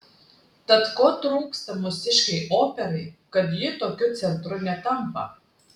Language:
Lithuanian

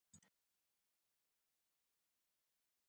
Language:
Ayacucho Quechua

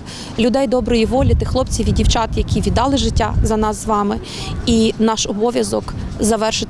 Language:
Ukrainian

